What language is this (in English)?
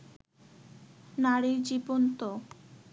Bangla